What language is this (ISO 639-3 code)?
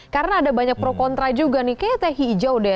ind